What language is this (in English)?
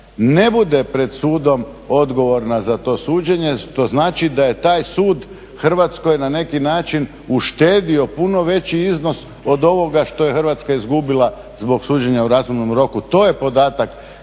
Croatian